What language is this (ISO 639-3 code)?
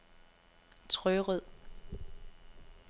dan